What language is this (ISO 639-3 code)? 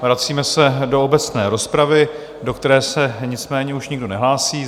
ces